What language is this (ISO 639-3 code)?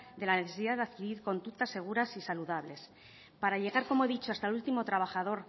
spa